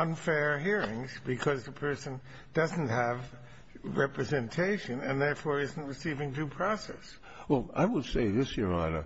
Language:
English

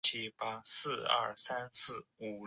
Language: Chinese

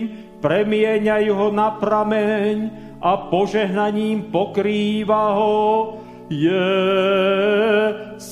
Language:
Slovak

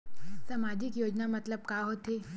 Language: Chhattisgarhi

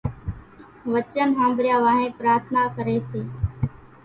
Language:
Kachi Koli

